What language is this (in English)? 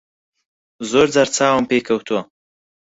Central Kurdish